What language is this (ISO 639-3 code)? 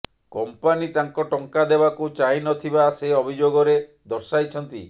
ori